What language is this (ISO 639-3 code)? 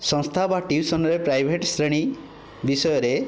ori